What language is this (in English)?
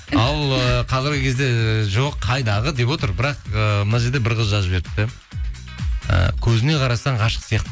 Kazakh